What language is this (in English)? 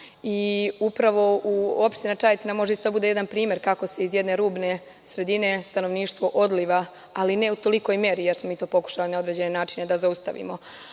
Serbian